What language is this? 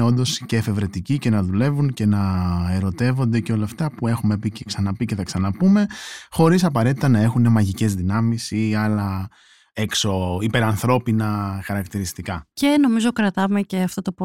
Greek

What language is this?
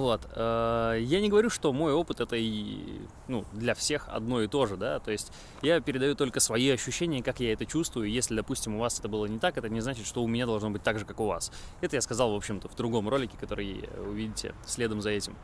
Russian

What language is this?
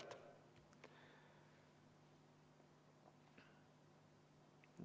Estonian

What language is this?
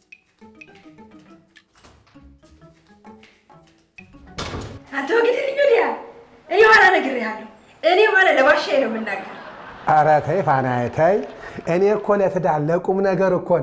Arabic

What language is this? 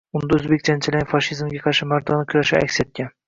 Uzbek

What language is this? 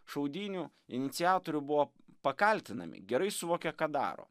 Lithuanian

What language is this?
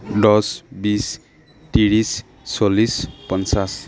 Assamese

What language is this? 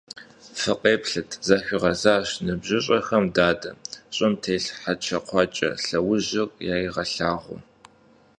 Kabardian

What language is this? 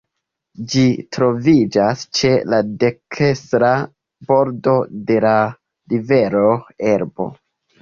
Esperanto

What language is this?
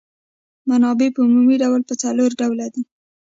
Pashto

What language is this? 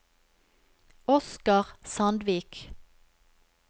Norwegian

